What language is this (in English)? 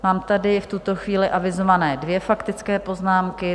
Czech